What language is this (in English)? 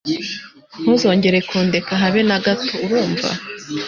Kinyarwanda